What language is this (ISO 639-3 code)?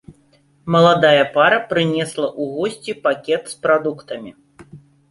bel